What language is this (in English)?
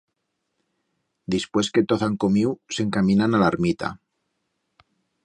Aragonese